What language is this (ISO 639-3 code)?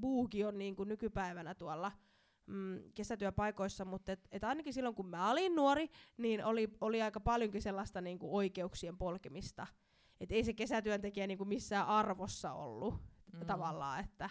fin